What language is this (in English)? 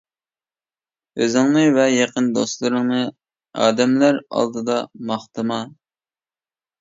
Uyghur